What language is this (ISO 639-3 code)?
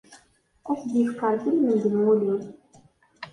kab